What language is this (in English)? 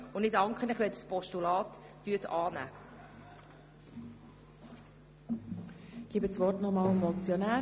Swiss German